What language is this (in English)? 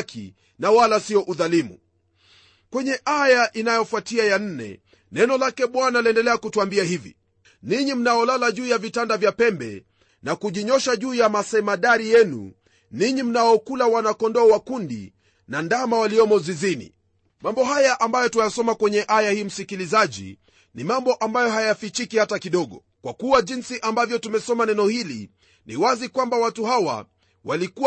Swahili